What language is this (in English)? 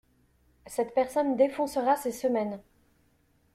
French